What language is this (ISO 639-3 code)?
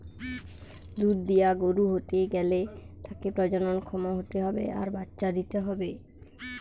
ben